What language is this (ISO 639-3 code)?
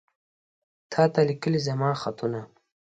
pus